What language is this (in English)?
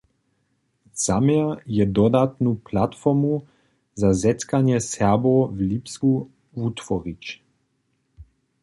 Upper Sorbian